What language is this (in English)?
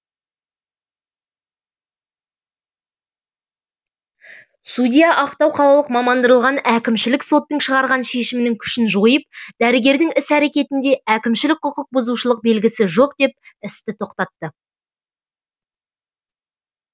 Kazakh